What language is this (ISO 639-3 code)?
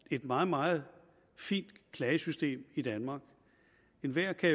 dan